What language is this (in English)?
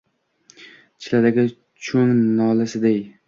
Uzbek